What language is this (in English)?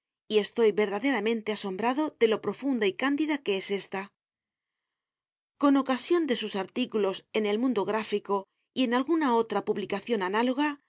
Spanish